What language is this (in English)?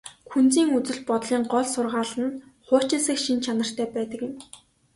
Mongolian